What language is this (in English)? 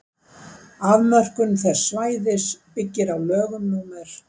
Icelandic